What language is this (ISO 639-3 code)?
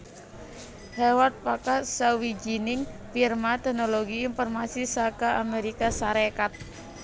jav